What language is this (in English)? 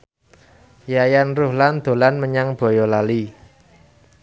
Javanese